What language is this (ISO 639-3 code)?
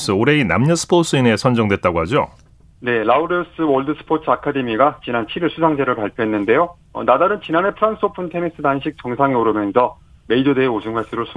kor